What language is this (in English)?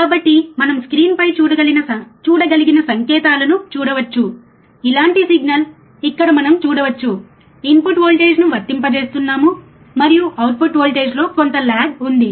Telugu